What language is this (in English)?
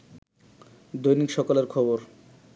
Bangla